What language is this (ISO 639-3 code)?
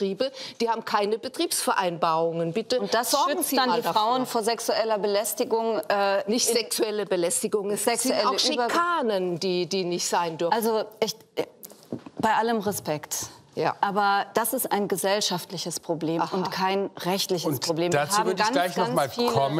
deu